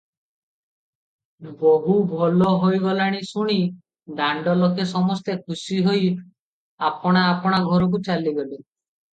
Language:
Odia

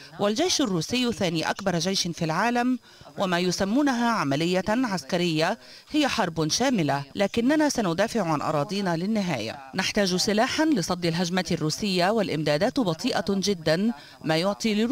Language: Arabic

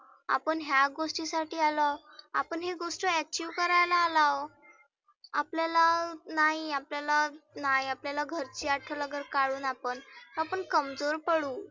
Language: Marathi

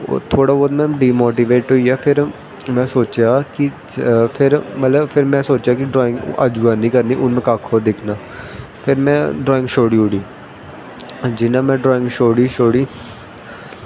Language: Dogri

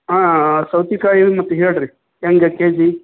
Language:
Kannada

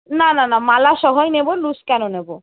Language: Bangla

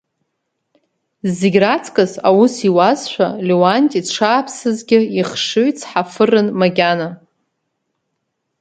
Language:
Abkhazian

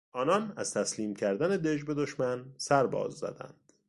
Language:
Persian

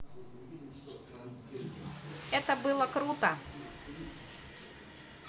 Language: Russian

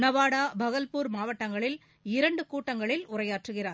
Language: Tamil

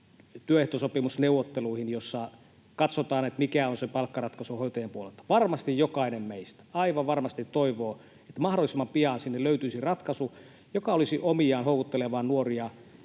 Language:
Finnish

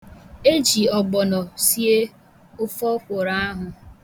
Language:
Igbo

